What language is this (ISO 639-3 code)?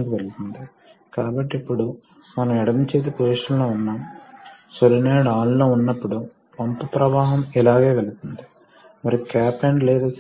tel